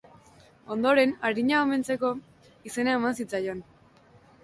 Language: Basque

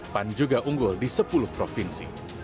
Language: Indonesian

